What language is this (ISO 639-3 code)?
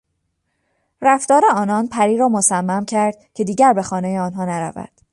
fas